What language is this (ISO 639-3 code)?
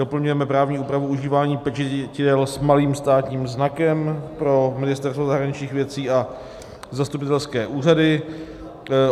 ces